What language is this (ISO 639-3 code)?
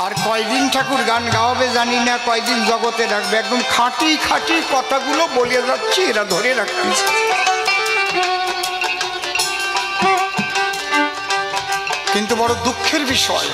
ara